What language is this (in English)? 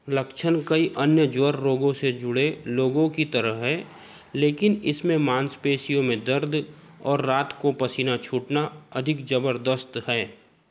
Hindi